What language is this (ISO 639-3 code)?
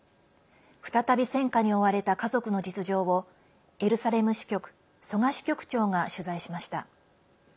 jpn